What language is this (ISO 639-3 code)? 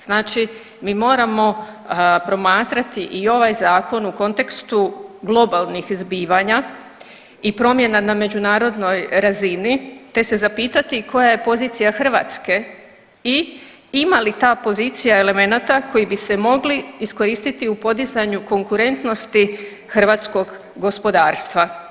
hrv